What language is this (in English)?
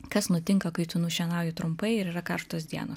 Lithuanian